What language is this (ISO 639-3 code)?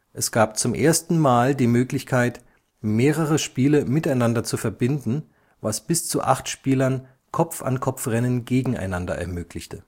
deu